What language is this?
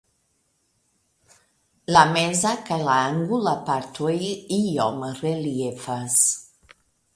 Esperanto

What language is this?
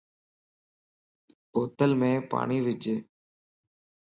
Lasi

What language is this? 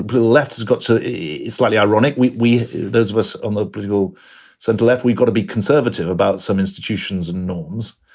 English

